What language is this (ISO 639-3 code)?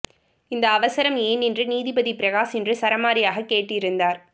tam